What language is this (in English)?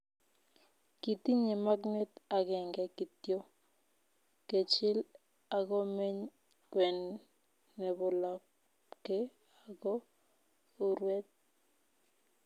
Kalenjin